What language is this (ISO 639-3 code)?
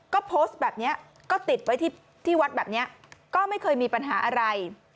tha